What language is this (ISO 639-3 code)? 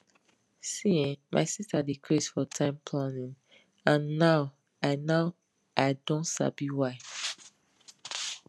pcm